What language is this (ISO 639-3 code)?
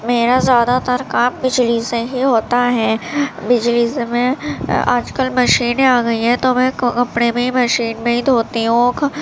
urd